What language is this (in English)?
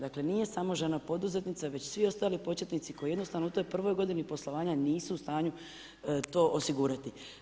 Croatian